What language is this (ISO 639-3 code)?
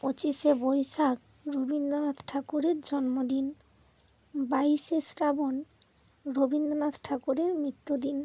ben